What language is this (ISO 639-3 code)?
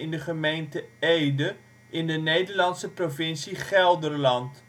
nld